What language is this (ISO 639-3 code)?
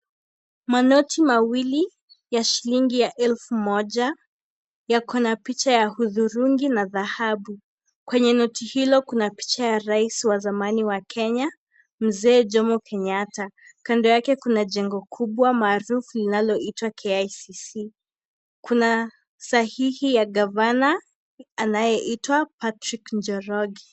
swa